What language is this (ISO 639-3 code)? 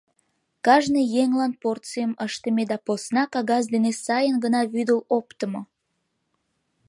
chm